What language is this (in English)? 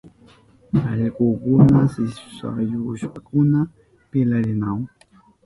Southern Pastaza Quechua